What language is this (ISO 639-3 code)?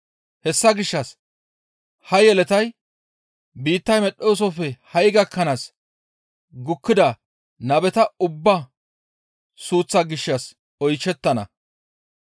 gmv